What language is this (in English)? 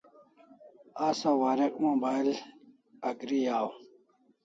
Kalasha